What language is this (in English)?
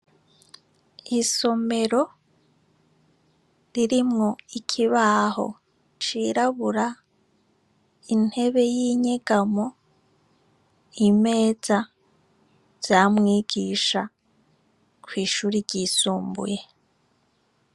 Rundi